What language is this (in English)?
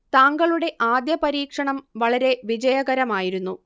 Malayalam